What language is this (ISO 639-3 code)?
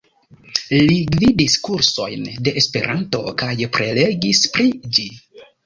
epo